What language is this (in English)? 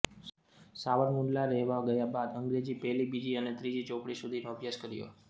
Gujarati